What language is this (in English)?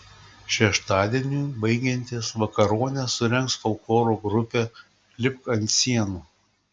Lithuanian